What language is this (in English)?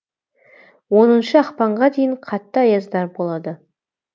Kazakh